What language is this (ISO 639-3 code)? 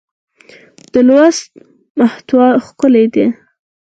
pus